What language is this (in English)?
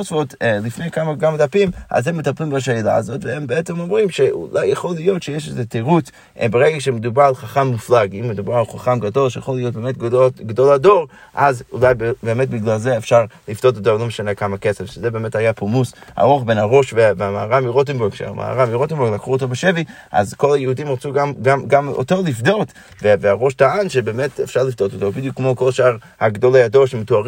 Hebrew